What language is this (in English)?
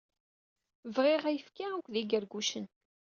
Kabyle